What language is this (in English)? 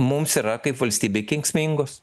Lithuanian